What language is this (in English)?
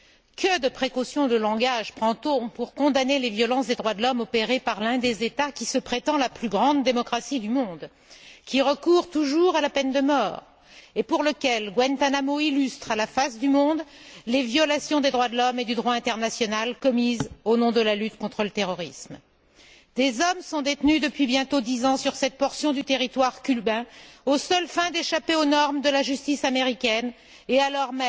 French